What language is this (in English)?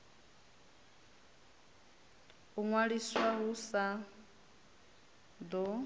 Venda